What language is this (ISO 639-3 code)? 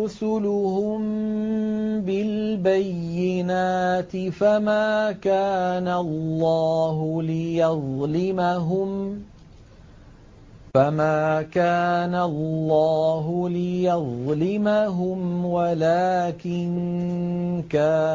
ara